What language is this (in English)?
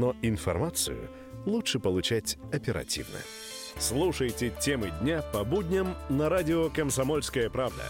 Russian